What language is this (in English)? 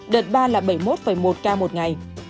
Vietnamese